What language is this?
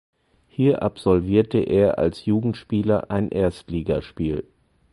German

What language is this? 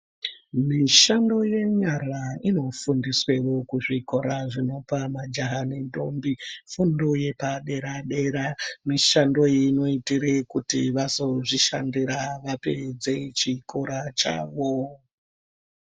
Ndau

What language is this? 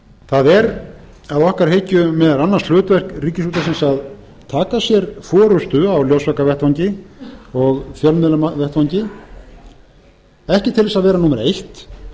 Icelandic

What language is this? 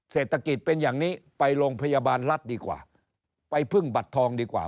Thai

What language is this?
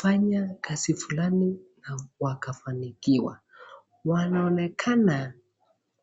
Swahili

